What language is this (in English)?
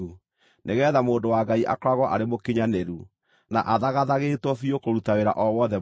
Kikuyu